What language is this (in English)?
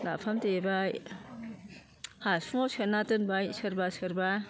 Bodo